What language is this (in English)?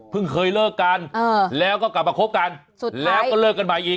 Thai